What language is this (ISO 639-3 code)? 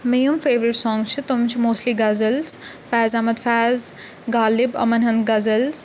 kas